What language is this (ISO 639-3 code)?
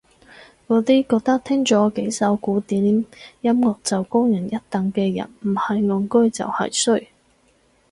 yue